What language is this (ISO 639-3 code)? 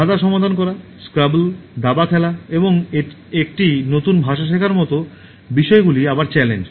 ben